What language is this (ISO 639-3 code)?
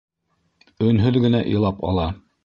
bak